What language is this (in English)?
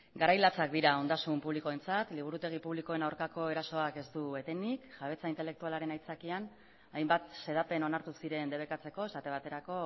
Basque